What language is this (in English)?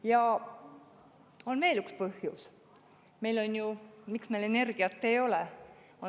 Estonian